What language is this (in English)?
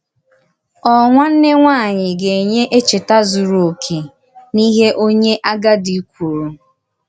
Igbo